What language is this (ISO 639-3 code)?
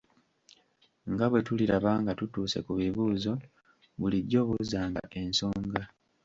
lug